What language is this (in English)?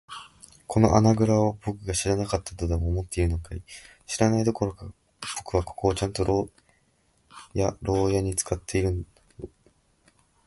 Japanese